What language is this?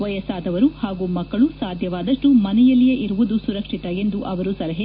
Kannada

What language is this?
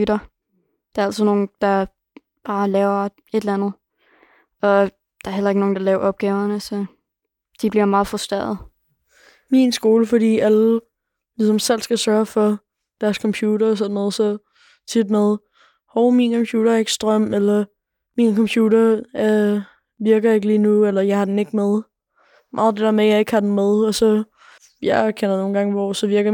Danish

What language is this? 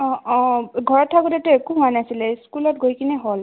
Assamese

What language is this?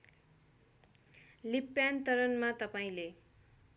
Nepali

